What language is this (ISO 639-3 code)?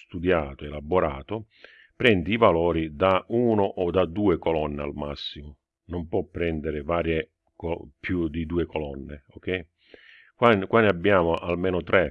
ita